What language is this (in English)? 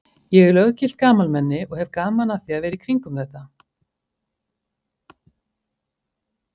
Icelandic